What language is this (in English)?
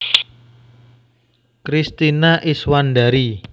Javanese